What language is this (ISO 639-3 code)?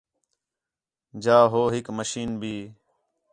xhe